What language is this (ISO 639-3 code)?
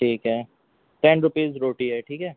urd